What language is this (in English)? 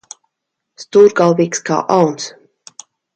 Latvian